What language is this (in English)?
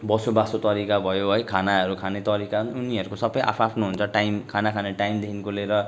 Nepali